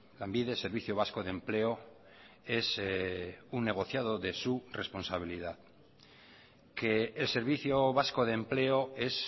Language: Spanish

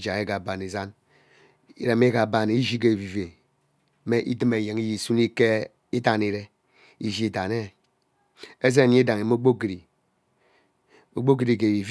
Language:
Ubaghara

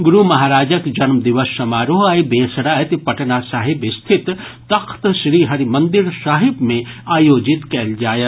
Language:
Maithili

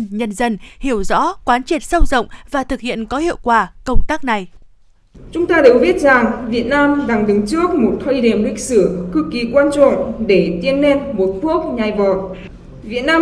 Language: Vietnamese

